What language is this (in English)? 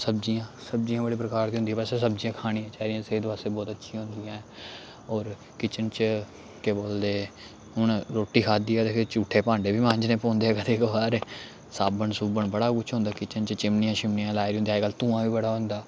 Dogri